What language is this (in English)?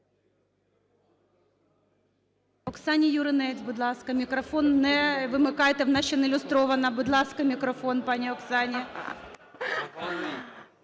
Ukrainian